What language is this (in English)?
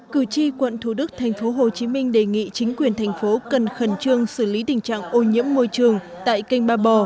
Vietnamese